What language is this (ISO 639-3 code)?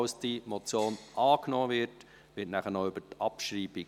gsw